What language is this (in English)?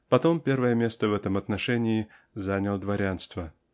Russian